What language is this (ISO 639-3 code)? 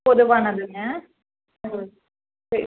tam